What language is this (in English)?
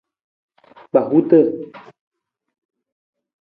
Nawdm